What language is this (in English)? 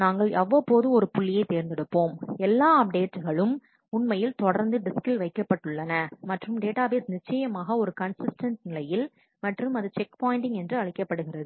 Tamil